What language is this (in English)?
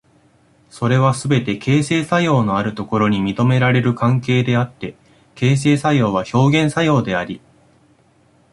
Japanese